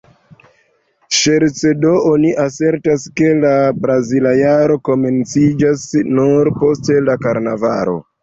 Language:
Esperanto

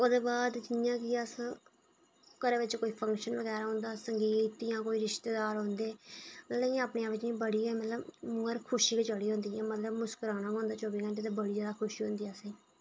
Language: Dogri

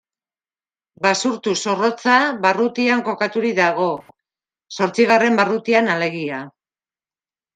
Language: Basque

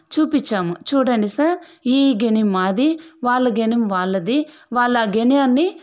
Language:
Telugu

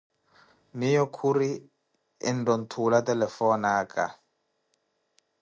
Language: Koti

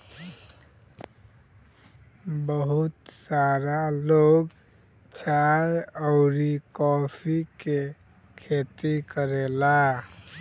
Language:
Bhojpuri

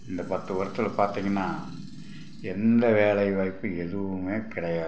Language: Tamil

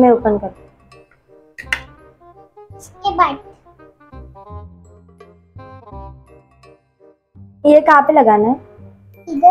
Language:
Hindi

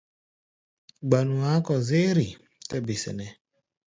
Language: Gbaya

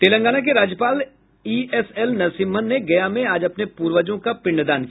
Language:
Hindi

